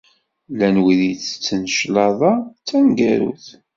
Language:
Kabyle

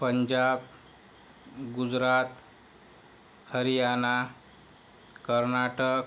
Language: Marathi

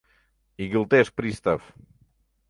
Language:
Mari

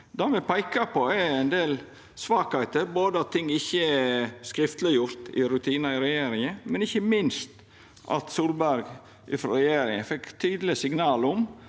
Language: Norwegian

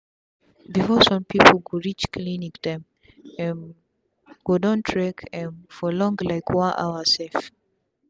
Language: Nigerian Pidgin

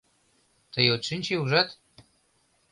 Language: Mari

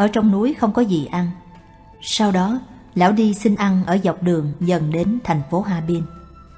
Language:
Vietnamese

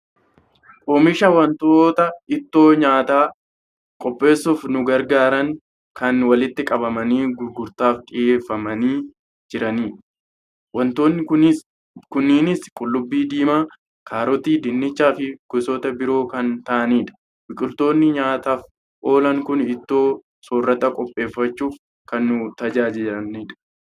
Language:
Oromo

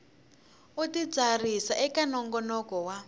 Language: Tsonga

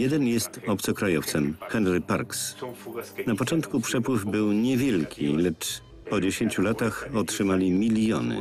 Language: Polish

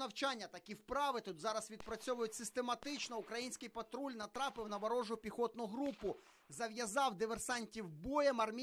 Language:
Ukrainian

